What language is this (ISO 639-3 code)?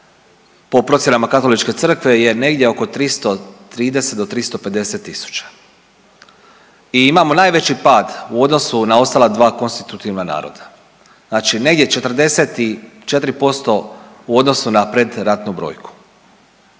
hrv